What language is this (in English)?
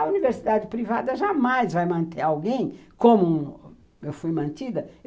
Portuguese